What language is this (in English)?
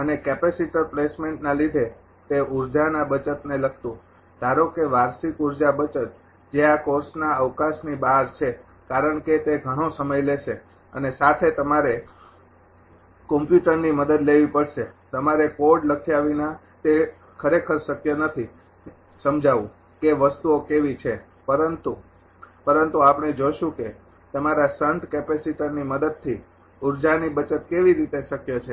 Gujarati